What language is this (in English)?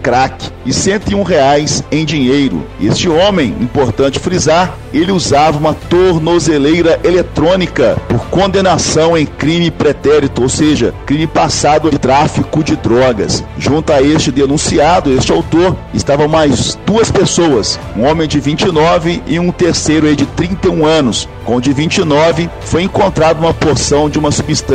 Portuguese